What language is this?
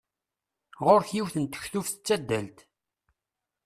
Kabyle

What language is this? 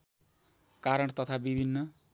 Nepali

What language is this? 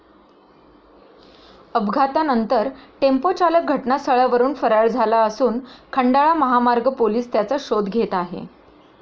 Marathi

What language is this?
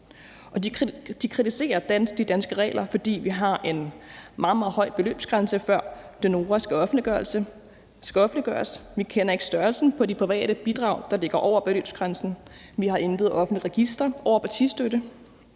Danish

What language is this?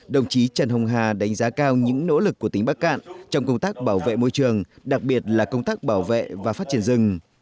Vietnamese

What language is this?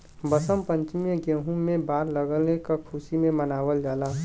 Bhojpuri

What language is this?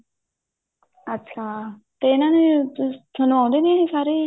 Punjabi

